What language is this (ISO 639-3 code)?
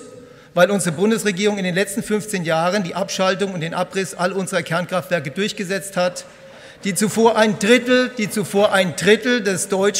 deu